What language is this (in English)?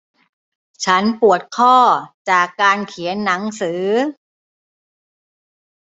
Thai